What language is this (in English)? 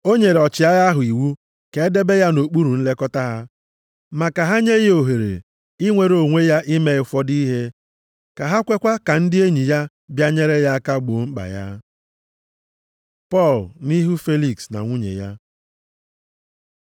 Igbo